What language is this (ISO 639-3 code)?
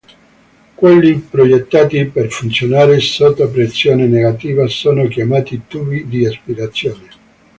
ita